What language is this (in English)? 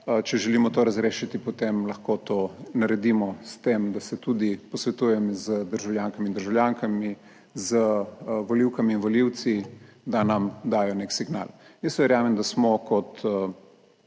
Slovenian